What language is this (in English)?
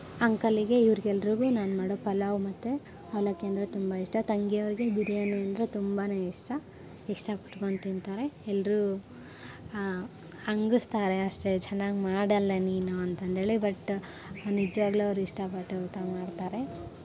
Kannada